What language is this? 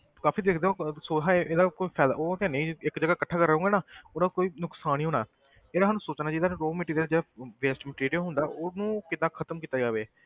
Punjabi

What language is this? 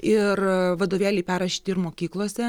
Lithuanian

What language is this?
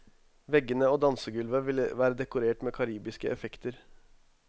Norwegian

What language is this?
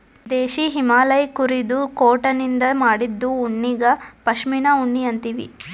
Kannada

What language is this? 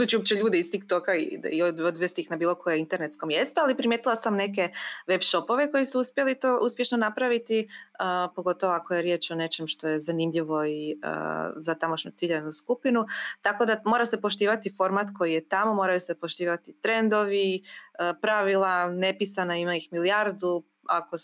Croatian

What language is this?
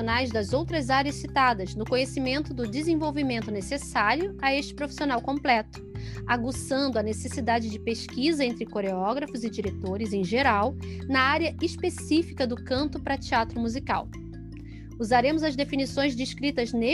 Portuguese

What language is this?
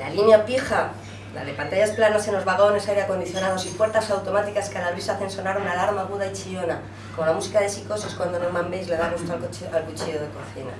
Spanish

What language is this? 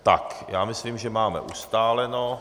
Czech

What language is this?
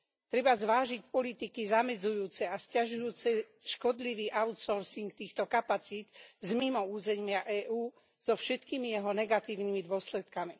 Slovak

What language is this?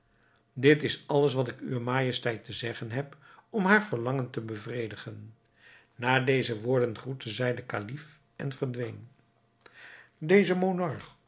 Dutch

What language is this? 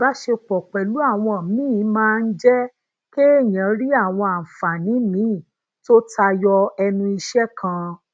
Yoruba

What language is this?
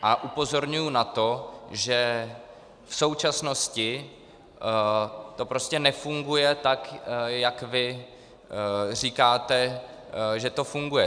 Czech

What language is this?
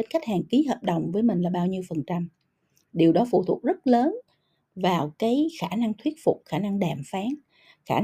Vietnamese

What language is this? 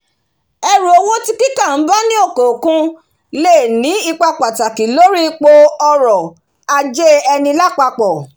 Yoruba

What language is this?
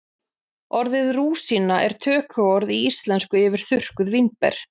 Icelandic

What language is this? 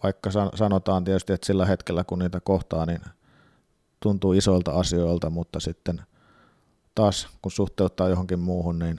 Finnish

